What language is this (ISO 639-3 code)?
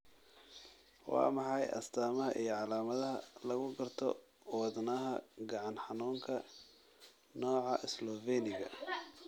som